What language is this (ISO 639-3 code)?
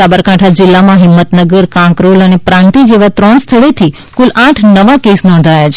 guj